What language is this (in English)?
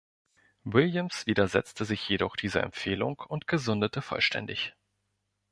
German